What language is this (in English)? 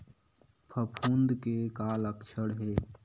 Chhattisgarhi